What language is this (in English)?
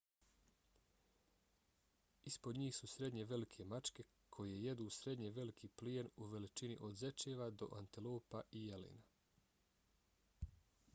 Bosnian